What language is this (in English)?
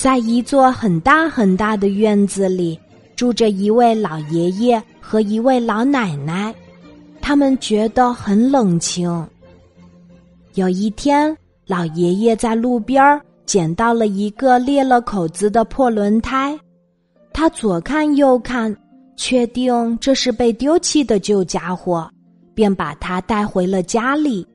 Chinese